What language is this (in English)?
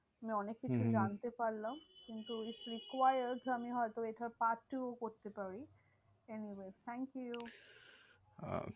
Bangla